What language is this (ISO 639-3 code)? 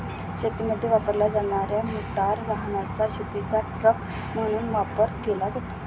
mar